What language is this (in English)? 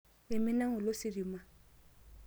Masai